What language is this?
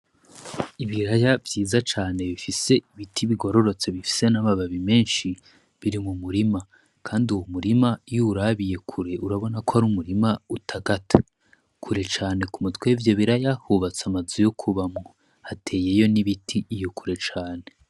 Rundi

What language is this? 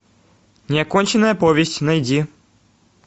Russian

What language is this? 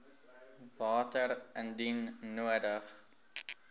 Afrikaans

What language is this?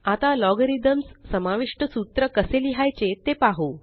Marathi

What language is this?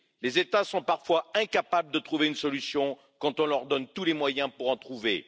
French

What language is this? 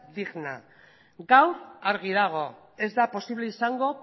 Basque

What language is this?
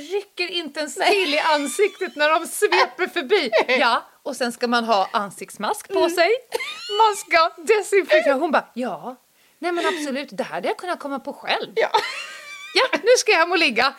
Swedish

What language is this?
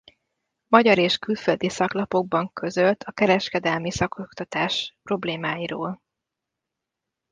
Hungarian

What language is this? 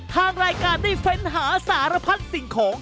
Thai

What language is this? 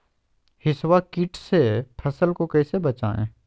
Magahi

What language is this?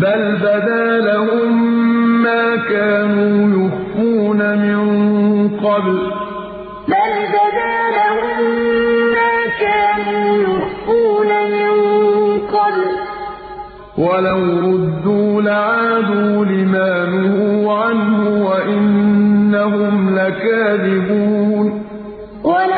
Arabic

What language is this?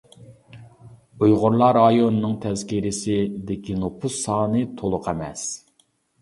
Uyghur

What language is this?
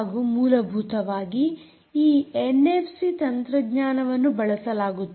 Kannada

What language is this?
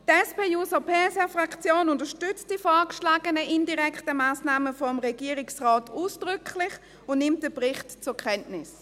Swiss German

